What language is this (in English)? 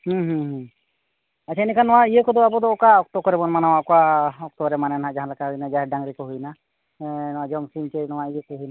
Santali